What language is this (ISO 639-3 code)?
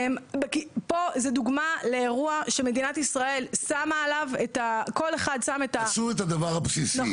heb